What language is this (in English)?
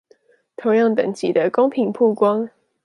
Chinese